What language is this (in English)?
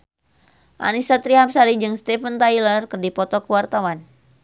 Sundanese